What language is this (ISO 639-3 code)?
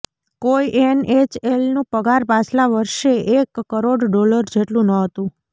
guj